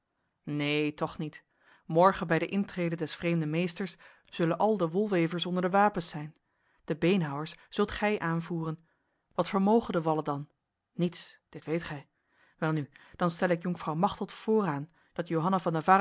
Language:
Dutch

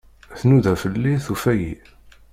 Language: Kabyle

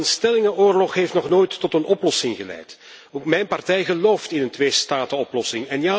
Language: Dutch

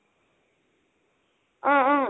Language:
Assamese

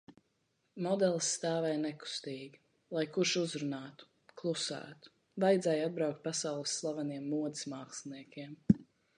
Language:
Latvian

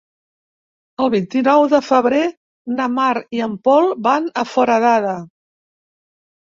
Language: Catalan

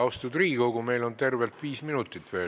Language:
Estonian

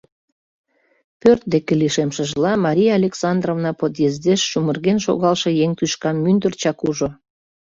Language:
Mari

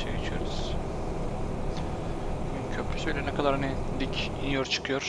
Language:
Turkish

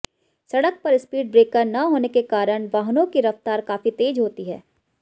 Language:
Hindi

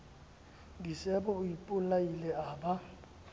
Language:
Southern Sotho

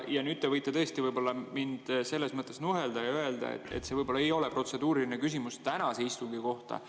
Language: Estonian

